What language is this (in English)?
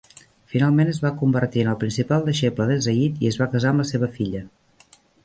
Catalan